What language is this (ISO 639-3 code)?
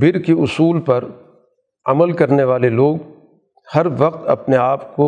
urd